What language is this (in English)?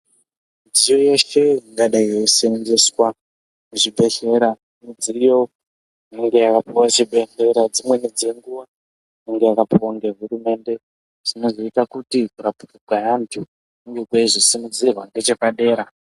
Ndau